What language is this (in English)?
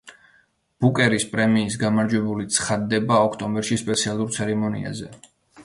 Georgian